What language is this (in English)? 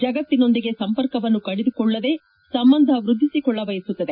Kannada